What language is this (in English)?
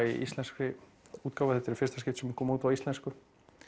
Icelandic